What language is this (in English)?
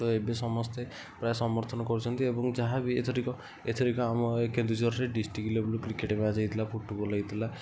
Odia